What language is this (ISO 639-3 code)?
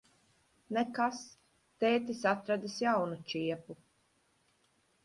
lav